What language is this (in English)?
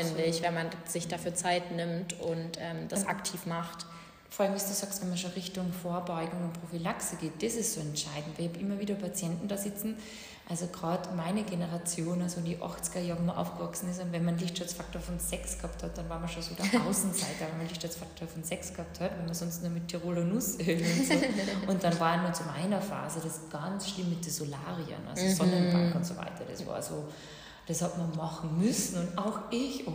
German